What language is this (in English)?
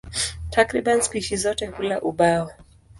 Swahili